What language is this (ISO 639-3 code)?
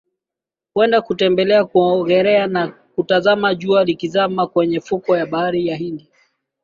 swa